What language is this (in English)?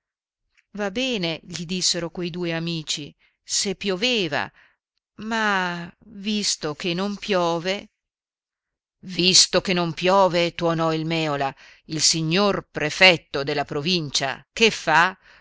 Italian